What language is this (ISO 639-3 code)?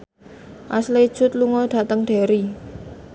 jav